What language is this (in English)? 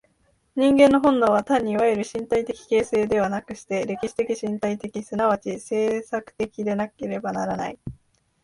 Japanese